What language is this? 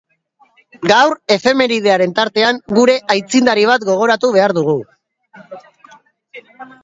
Basque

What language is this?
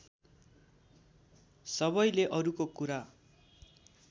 Nepali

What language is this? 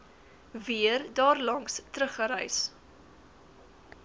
Afrikaans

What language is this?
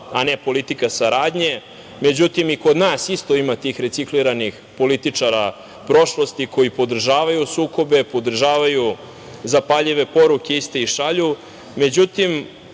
Serbian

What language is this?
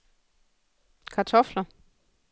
Danish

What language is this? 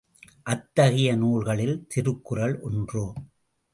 Tamil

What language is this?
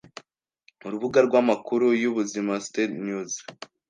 Kinyarwanda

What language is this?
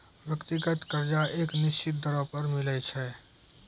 Maithili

